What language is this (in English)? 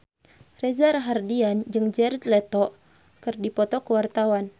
Sundanese